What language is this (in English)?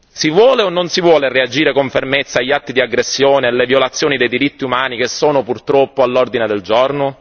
Italian